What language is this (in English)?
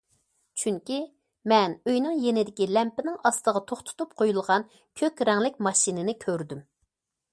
Uyghur